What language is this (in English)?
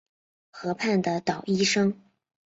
Chinese